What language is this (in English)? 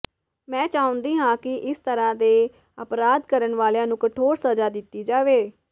Punjabi